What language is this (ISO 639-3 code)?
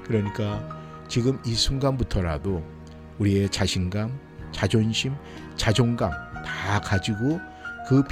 kor